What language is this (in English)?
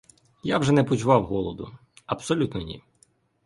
Ukrainian